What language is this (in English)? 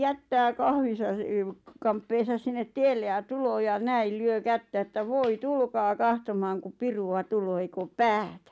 Finnish